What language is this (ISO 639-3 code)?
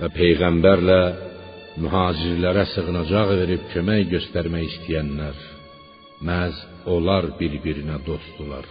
fas